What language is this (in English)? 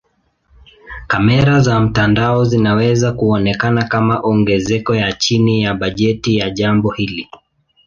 Swahili